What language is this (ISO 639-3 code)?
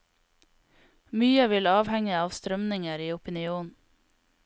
nor